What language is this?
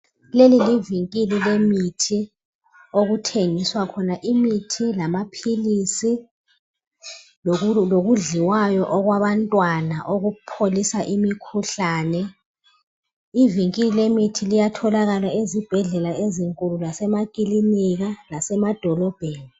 North Ndebele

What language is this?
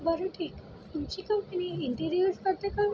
Marathi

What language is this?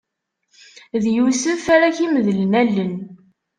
Kabyle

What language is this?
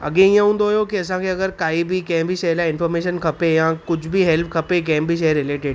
Sindhi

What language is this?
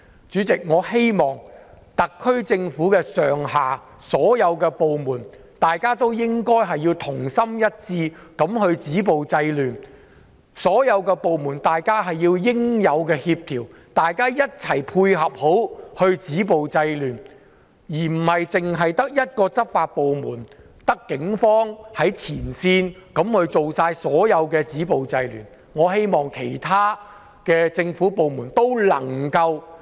Cantonese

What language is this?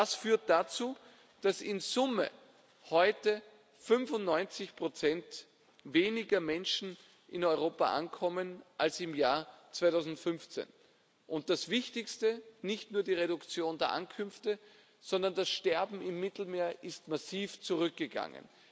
German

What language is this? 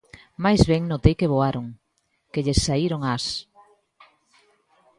Galician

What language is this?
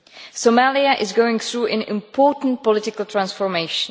English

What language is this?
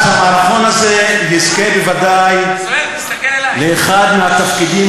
Hebrew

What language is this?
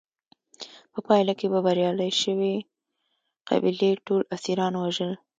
Pashto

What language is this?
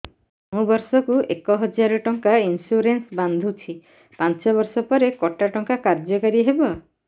Odia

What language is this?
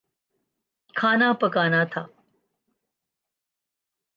Urdu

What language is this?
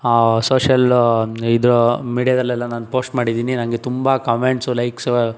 Kannada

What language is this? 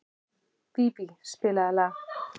Icelandic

